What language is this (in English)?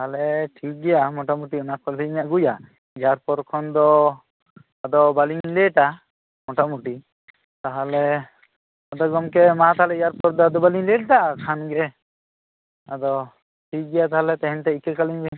Santali